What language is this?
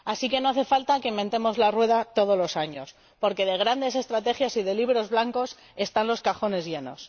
Spanish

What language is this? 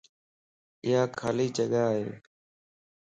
Lasi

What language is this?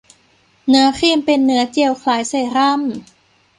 Thai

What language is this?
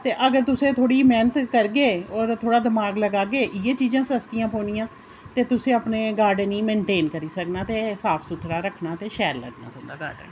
Dogri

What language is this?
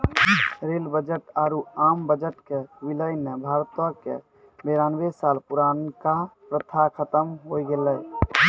Maithili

